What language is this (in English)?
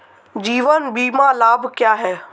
Hindi